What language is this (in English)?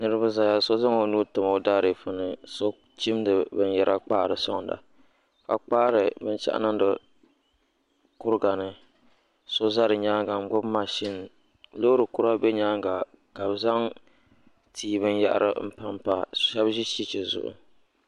Dagbani